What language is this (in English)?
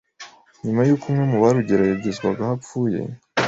Kinyarwanda